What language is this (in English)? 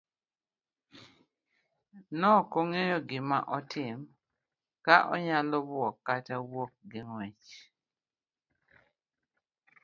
Luo (Kenya and Tanzania)